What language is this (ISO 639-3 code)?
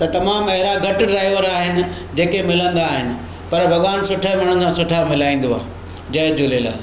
snd